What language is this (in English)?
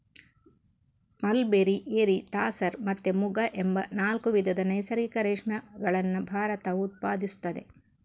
Kannada